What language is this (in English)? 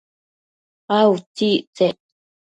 Matsés